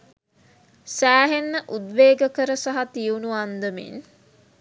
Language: Sinhala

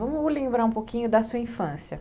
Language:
Portuguese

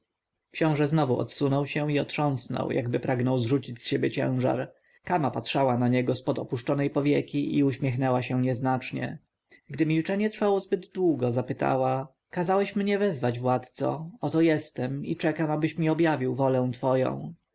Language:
Polish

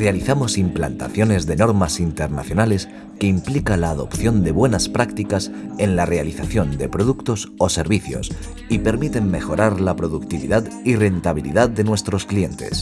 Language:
Spanish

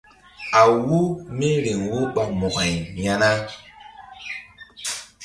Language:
Mbum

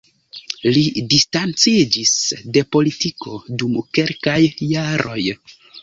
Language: Esperanto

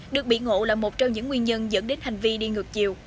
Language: Vietnamese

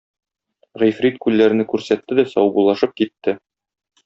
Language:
Tatar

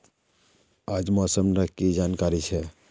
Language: Magahi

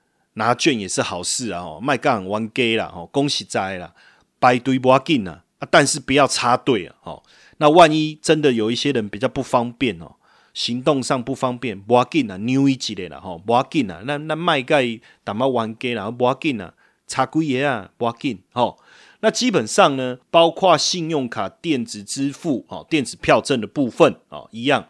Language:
Chinese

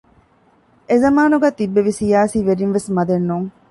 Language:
Divehi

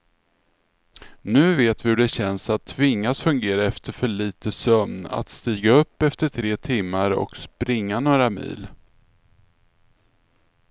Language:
Swedish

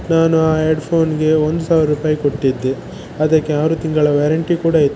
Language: Kannada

